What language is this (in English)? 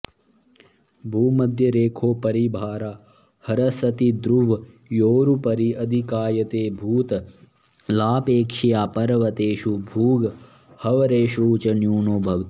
Sanskrit